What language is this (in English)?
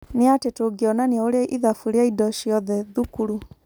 Kikuyu